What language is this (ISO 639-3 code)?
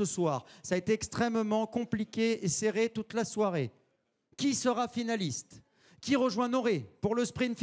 fra